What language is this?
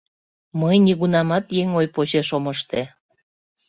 Mari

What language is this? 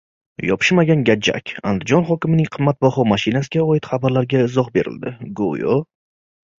Uzbek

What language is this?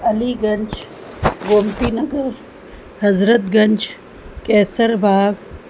Sindhi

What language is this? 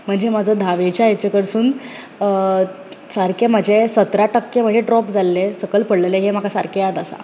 Konkani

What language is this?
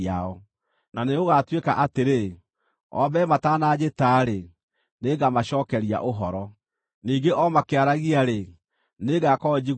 Kikuyu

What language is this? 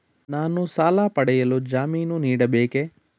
Kannada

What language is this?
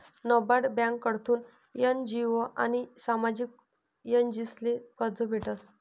Marathi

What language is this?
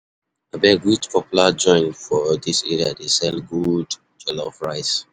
Nigerian Pidgin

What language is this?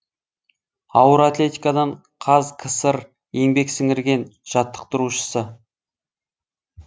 Kazakh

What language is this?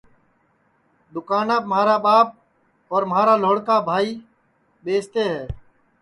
Sansi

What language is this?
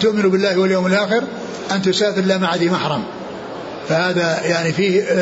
Arabic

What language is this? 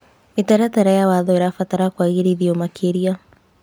Kikuyu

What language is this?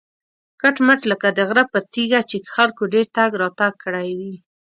Pashto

